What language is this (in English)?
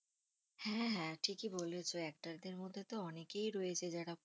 Bangla